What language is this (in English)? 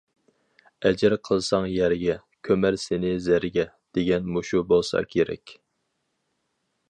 Uyghur